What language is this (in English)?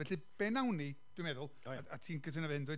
Welsh